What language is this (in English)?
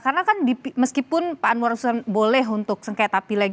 Indonesian